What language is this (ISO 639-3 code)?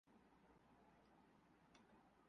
urd